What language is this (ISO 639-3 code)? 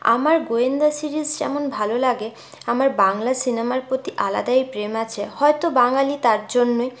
ben